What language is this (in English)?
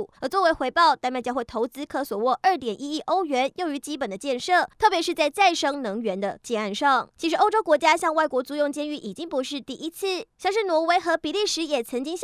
Chinese